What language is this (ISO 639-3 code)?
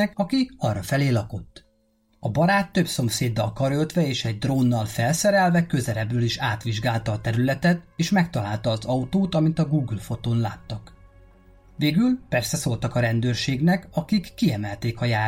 hun